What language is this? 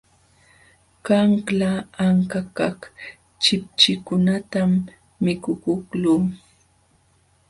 Jauja Wanca Quechua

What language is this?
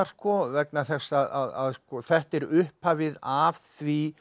Icelandic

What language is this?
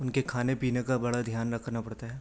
Urdu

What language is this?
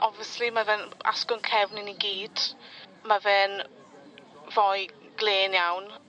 Welsh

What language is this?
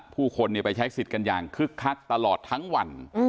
Thai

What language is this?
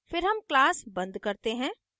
Hindi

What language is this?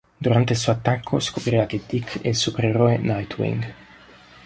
Italian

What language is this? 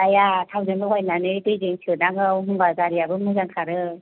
Bodo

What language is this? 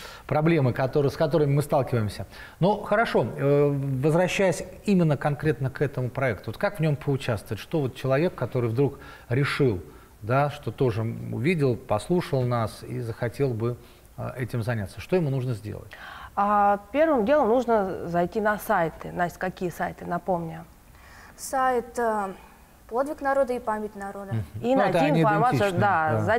Russian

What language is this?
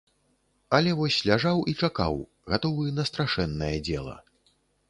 Belarusian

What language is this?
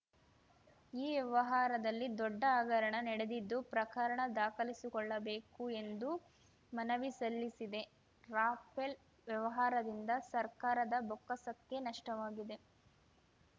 Kannada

